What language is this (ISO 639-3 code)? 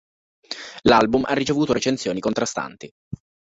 ita